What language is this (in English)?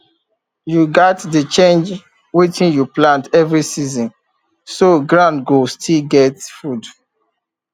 Nigerian Pidgin